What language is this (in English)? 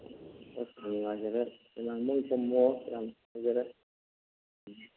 Manipuri